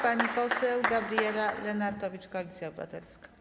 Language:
Polish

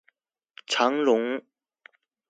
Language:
Chinese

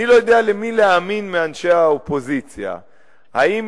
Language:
Hebrew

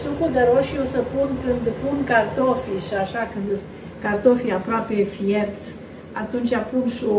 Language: Romanian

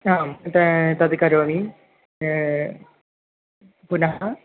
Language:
Sanskrit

